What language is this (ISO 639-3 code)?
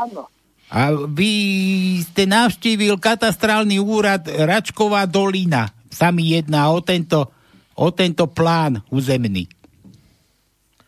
slk